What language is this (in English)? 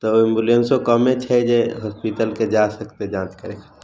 Maithili